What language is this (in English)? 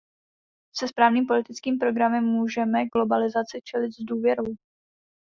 Czech